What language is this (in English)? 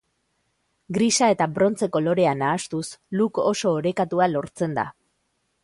Basque